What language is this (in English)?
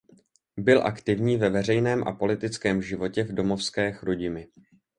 Czech